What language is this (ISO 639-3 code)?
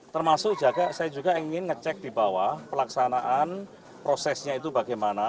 ind